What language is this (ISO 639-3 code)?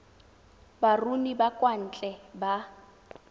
tsn